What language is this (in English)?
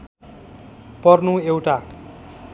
Nepali